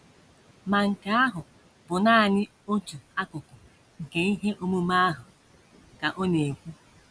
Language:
Igbo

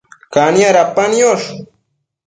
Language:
Matsés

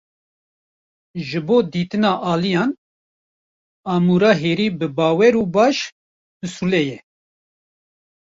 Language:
Kurdish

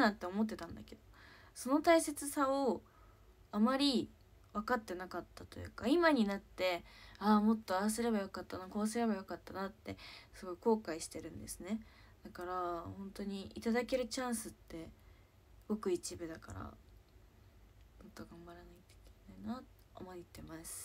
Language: Japanese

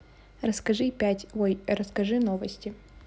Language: Russian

